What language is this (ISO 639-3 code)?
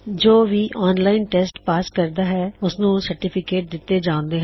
pan